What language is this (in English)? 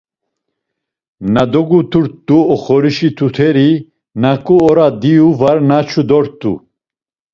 Laz